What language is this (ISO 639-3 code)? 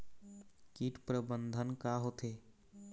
hne